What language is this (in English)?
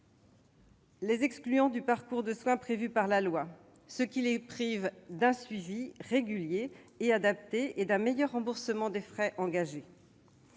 French